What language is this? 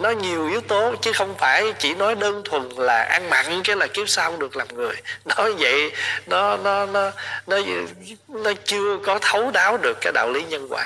Vietnamese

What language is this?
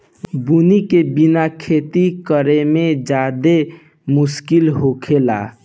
Bhojpuri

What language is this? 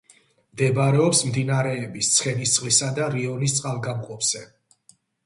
Georgian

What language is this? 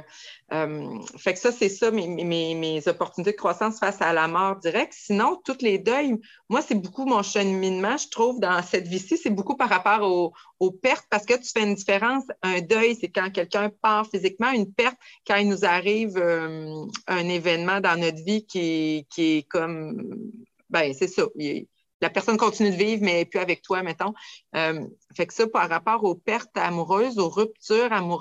French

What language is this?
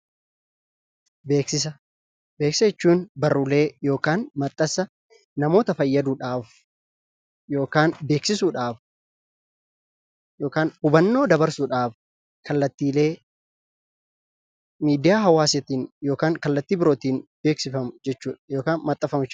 Oromo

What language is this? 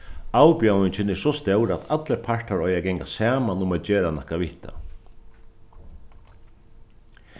Faroese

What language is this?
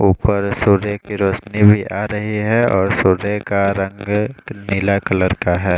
Hindi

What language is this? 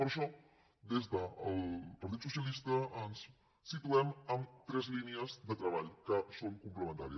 Catalan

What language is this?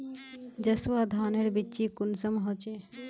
Magahi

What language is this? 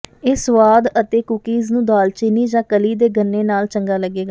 Punjabi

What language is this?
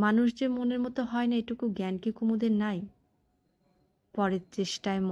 Romanian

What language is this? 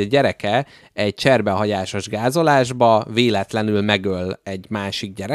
Hungarian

